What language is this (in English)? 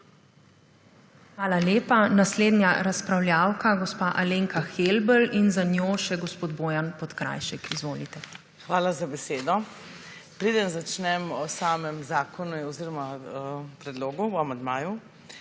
Slovenian